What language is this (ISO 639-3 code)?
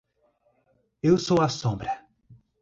por